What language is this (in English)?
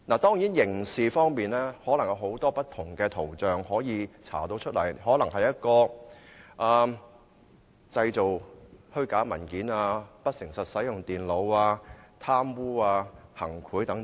Cantonese